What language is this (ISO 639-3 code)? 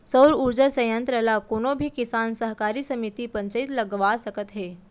hne